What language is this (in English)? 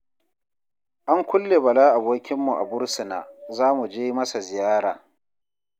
Hausa